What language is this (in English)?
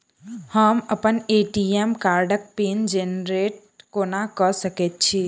Maithili